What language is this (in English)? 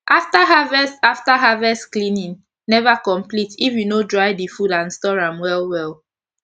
Nigerian Pidgin